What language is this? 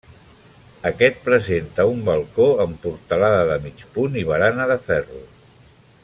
Catalan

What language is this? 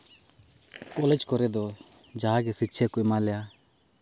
Santali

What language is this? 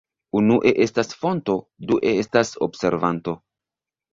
Esperanto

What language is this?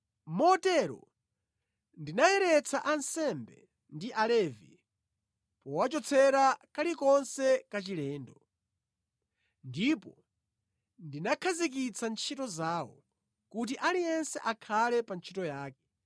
Nyanja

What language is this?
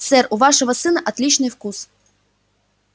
Russian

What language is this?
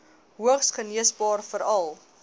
Afrikaans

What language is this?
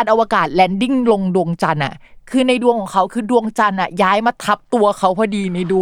Thai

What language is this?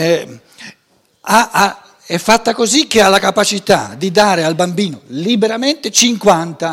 Italian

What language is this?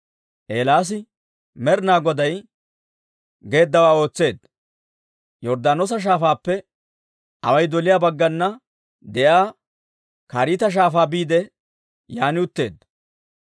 Dawro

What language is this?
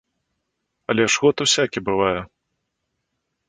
Belarusian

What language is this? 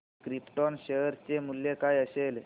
Marathi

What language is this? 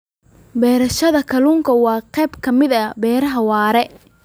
Somali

